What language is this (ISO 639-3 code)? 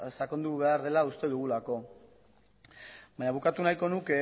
eus